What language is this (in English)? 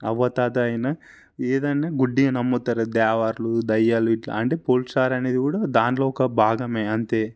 Telugu